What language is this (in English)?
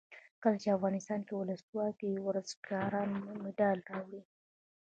Pashto